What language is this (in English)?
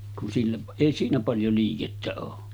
Finnish